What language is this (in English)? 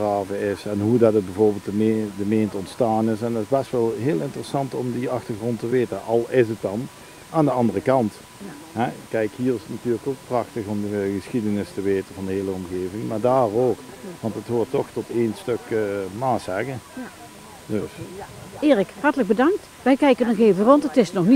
Dutch